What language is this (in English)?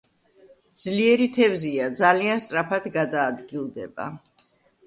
Georgian